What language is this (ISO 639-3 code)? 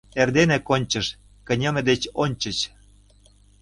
chm